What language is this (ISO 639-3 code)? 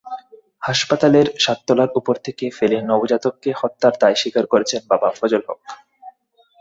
ben